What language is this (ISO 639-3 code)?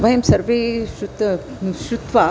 san